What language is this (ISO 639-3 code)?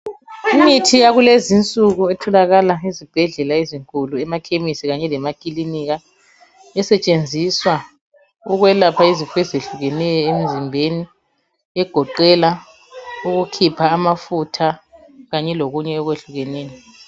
nde